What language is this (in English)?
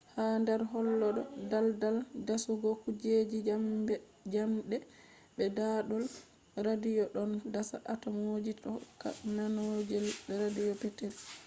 Fula